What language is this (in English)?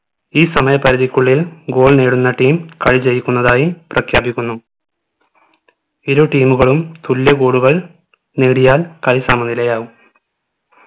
Malayalam